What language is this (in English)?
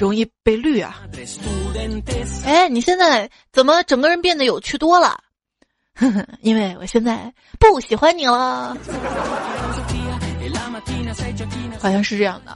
Chinese